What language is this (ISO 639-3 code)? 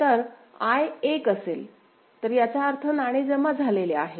mar